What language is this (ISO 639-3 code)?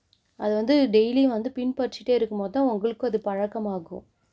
tam